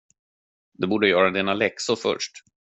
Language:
Swedish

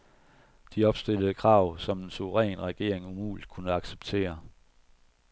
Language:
Danish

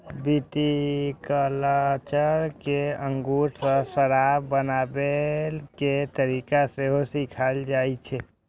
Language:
Maithili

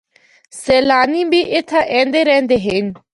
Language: Northern Hindko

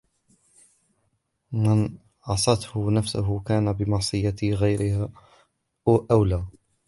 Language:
Arabic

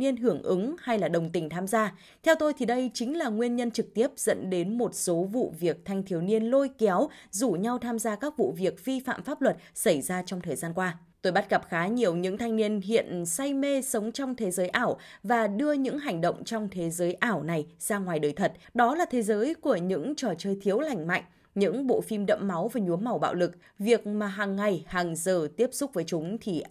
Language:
Vietnamese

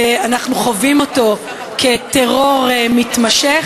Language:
Hebrew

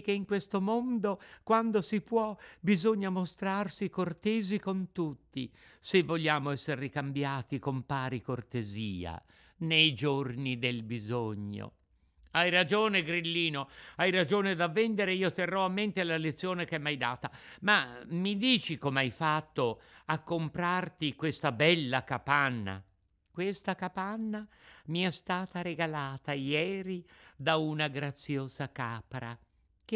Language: Italian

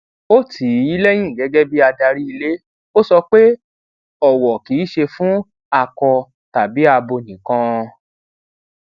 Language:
Yoruba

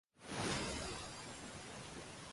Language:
Uzbek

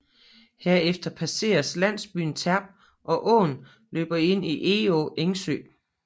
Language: Danish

